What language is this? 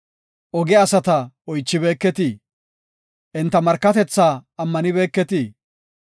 Gofa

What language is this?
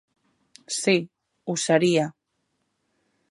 Catalan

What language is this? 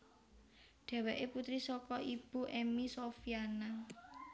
Javanese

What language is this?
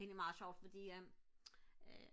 Danish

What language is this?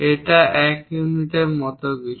Bangla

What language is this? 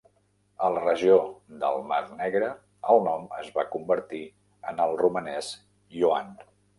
Catalan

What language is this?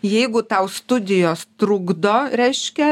Lithuanian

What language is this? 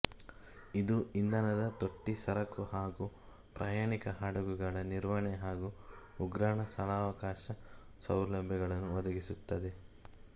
Kannada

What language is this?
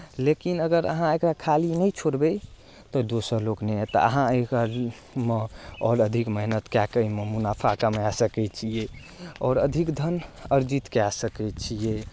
Maithili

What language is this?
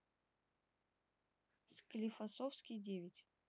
Russian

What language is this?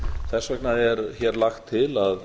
Icelandic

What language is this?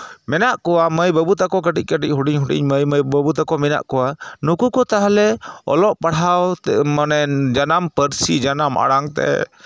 Santali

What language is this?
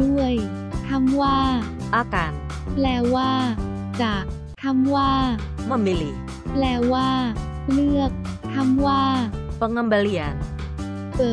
Thai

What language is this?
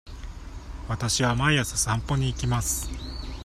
Japanese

